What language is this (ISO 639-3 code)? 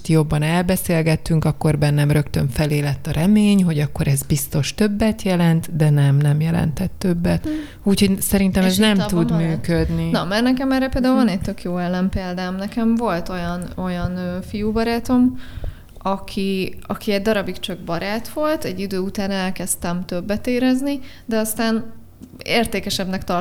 hun